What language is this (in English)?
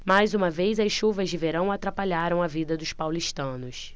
Portuguese